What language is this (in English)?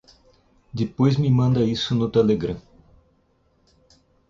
Portuguese